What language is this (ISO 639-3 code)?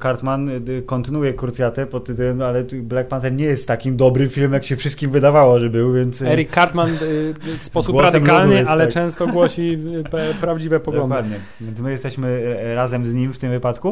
pol